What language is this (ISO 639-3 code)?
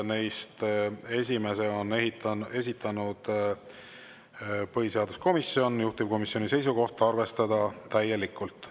est